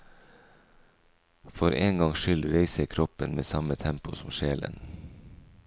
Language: Norwegian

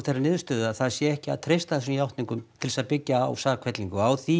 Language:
Icelandic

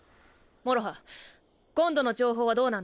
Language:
Japanese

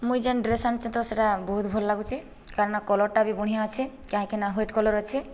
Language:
Odia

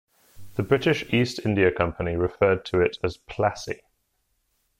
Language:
English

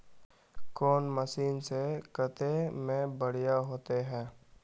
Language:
Magahi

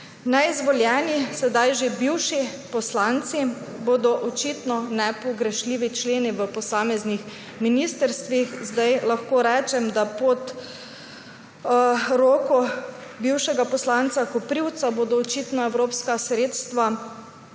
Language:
Slovenian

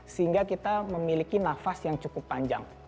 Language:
Indonesian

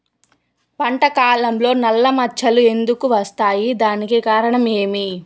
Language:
Telugu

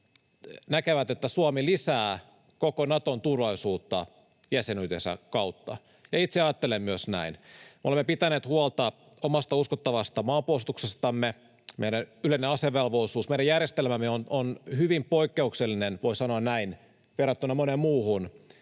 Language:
Finnish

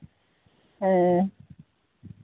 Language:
Santali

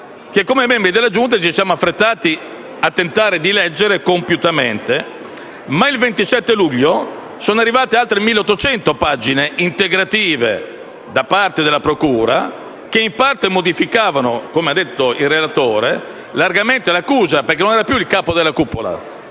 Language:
Italian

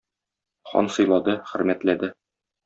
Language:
Tatar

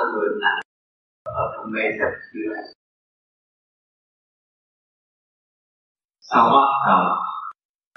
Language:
Vietnamese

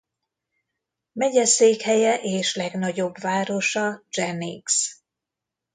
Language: Hungarian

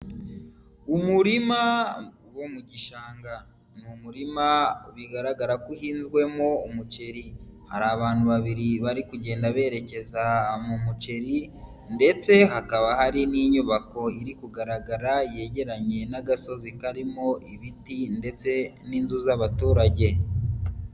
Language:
Kinyarwanda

